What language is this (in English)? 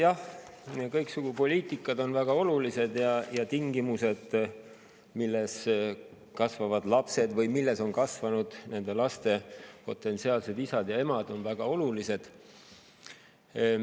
Estonian